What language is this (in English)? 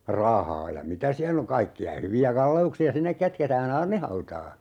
Finnish